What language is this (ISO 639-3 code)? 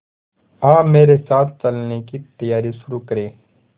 hin